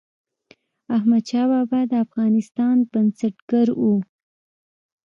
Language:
Pashto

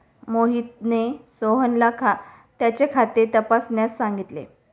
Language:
Marathi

